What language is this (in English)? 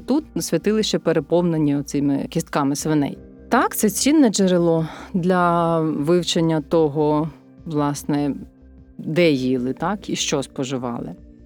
Ukrainian